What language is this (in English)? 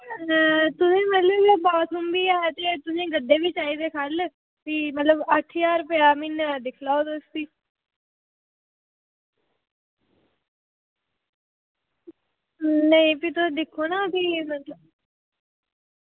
Dogri